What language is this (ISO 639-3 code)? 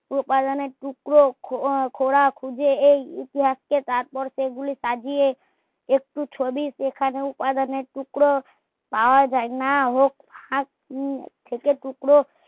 ben